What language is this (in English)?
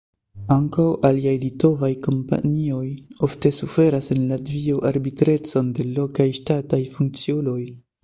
Esperanto